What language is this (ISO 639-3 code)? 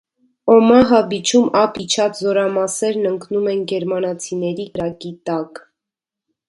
hye